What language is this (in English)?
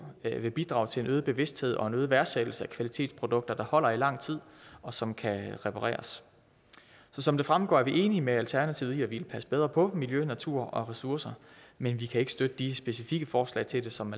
Danish